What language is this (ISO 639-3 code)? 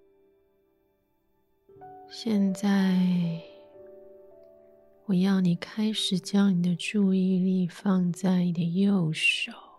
zho